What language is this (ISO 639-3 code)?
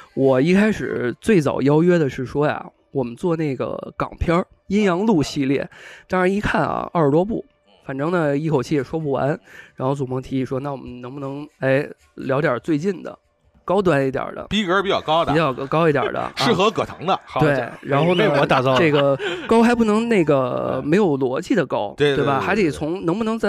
zho